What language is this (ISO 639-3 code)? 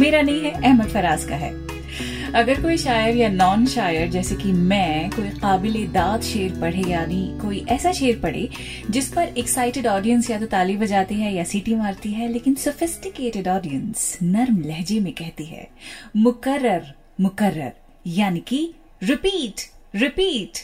hin